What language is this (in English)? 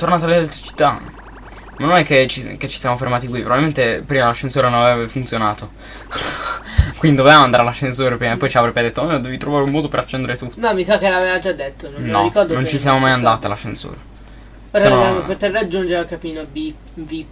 Italian